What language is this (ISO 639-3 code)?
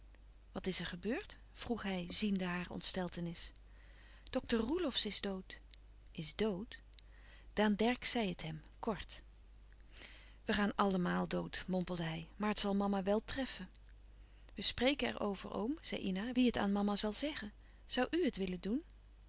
nld